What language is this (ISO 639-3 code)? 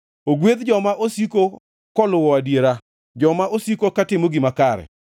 luo